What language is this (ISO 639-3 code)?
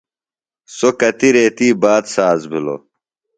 phl